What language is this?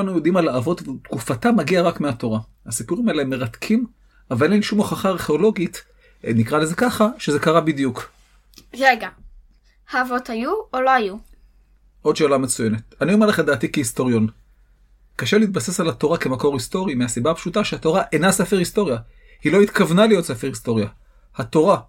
Hebrew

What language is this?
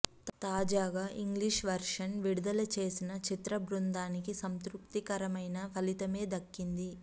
Telugu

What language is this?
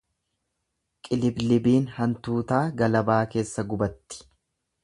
Oromo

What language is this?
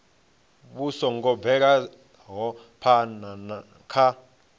Venda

